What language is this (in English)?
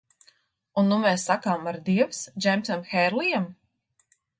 Latvian